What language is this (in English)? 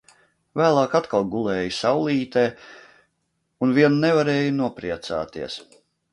Latvian